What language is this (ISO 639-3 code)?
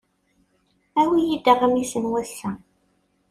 kab